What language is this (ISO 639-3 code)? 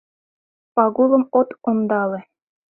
chm